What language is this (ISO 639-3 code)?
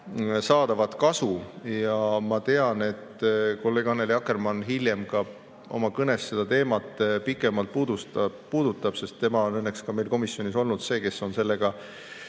est